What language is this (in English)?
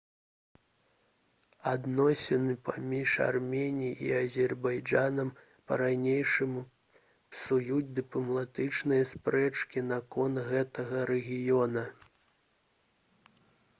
Belarusian